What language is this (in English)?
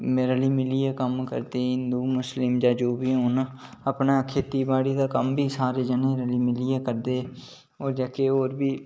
Dogri